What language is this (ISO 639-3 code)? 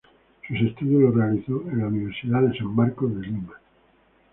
spa